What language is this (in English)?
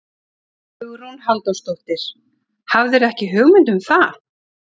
Icelandic